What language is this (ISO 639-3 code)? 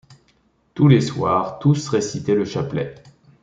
fra